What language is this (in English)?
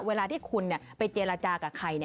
Thai